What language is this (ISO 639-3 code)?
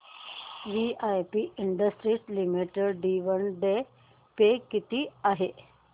mar